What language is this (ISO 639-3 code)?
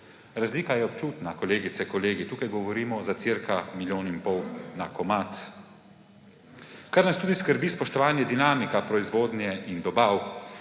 slv